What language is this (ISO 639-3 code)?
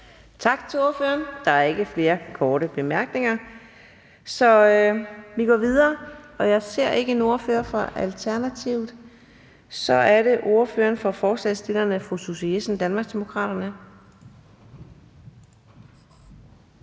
dan